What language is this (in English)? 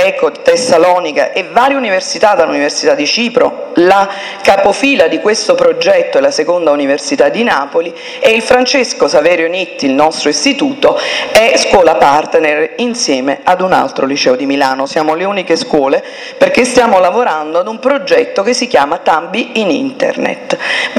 Italian